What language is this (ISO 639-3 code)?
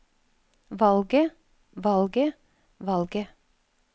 nor